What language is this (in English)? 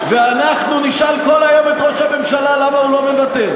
Hebrew